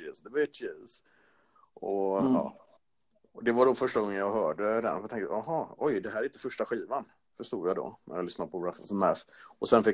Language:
Swedish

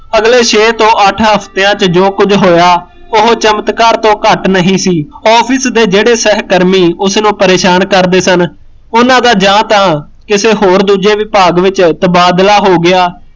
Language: Punjabi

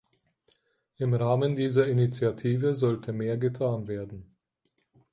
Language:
German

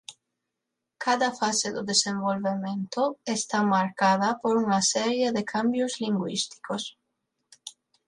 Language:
Galician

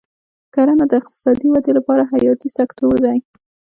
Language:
Pashto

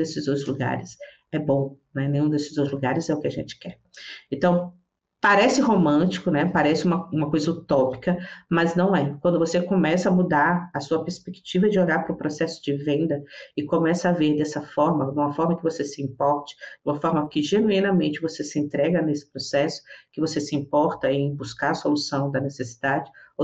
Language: Portuguese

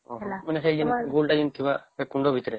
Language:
Odia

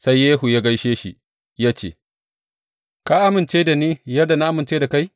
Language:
Hausa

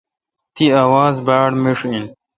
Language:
Kalkoti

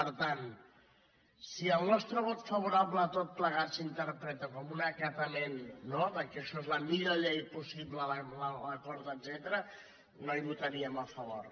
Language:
Catalan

